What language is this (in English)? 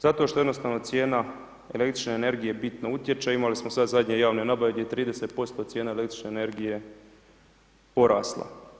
Croatian